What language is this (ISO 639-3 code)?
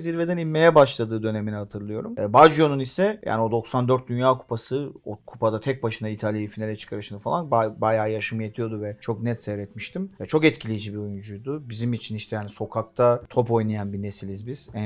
tur